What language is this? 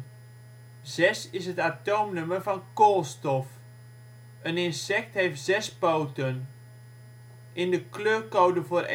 Dutch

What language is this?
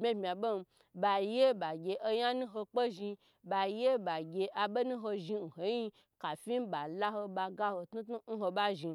Gbagyi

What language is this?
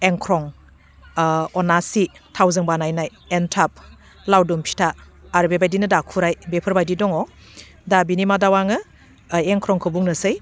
Bodo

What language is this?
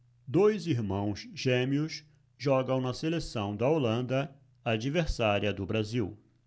Portuguese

